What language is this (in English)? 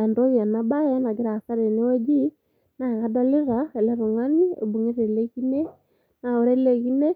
Masai